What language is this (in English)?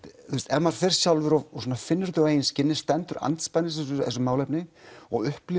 Icelandic